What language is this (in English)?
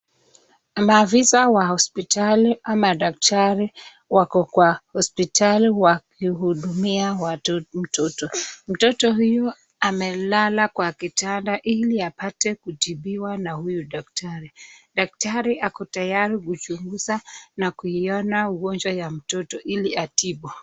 Swahili